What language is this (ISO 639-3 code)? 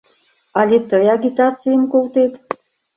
chm